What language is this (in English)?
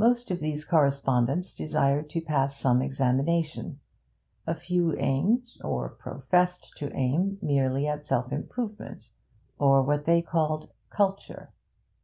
English